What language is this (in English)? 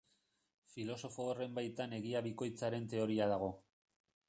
Basque